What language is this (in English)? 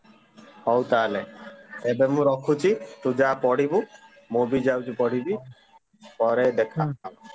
Odia